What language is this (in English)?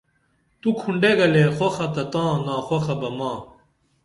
Dameli